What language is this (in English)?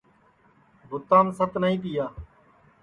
Sansi